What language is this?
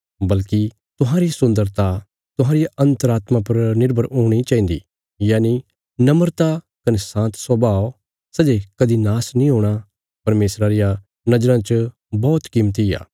Bilaspuri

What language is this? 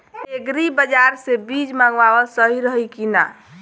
Bhojpuri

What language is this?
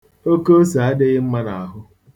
Igbo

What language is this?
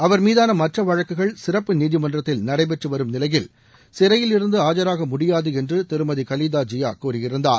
Tamil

